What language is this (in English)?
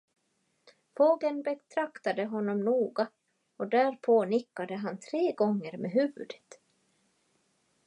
Swedish